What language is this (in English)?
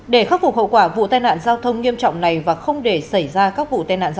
Vietnamese